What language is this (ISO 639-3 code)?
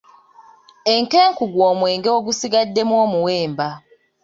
lug